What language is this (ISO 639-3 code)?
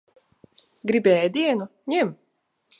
lav